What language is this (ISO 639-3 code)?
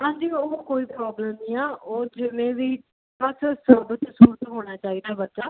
pan